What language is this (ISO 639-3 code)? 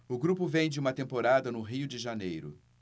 por